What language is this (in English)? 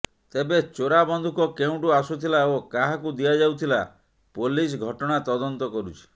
Odia